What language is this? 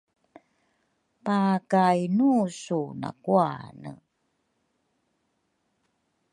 Rukai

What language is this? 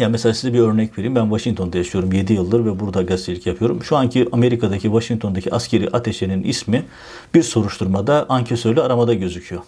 Turkish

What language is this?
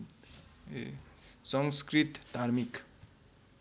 Nepali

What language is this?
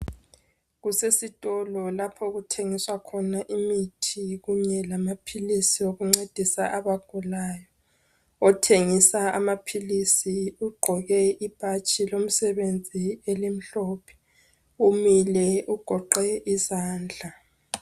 North Ndebele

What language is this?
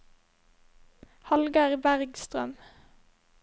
Norwegian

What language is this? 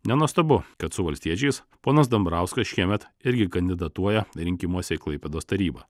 Lithuanian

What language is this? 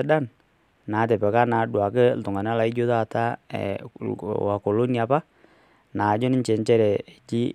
Masai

